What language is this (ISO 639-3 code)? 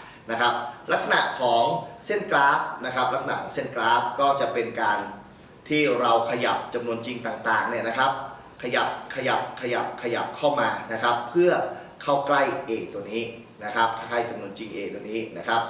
tha